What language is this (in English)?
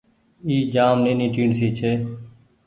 Goaria